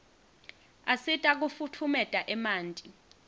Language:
Swati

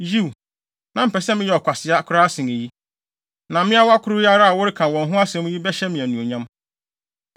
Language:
Akan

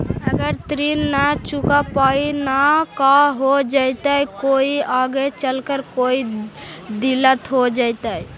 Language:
Magahi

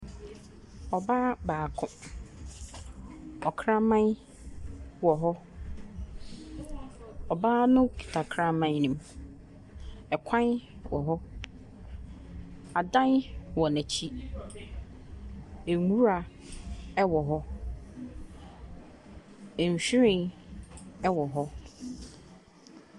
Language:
Akan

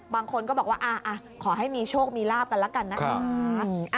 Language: Thai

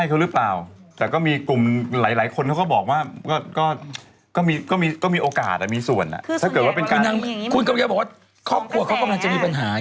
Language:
Thai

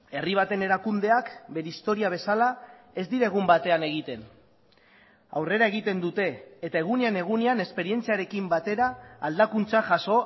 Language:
Basque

